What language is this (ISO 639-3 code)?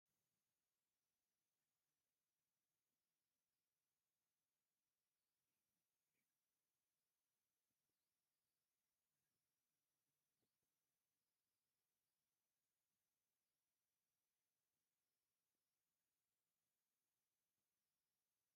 tir